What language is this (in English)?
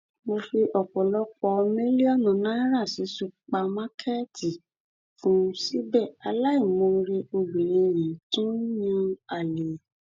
Yoruba